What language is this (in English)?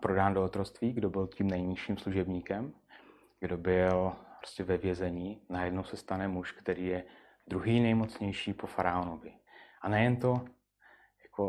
Czech